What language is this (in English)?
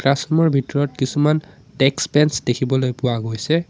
Assamese